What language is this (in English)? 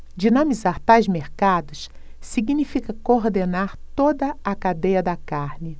Portuguese